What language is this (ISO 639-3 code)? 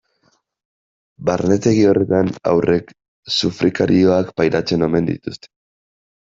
eus